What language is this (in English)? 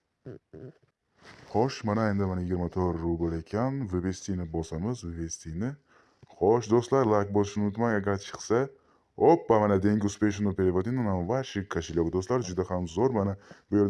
Turkish